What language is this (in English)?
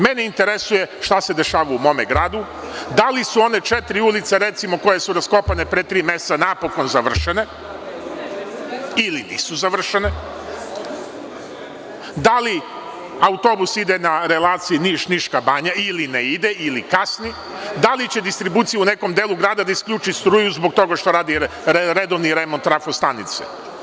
Serbian